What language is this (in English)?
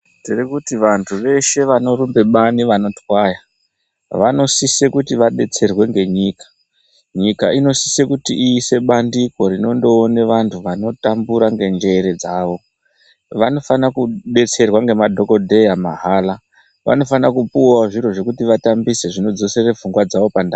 Ndau